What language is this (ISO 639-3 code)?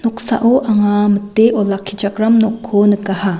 grt